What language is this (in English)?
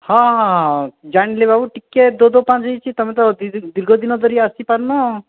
Odia